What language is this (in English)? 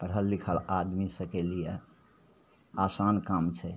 Maithili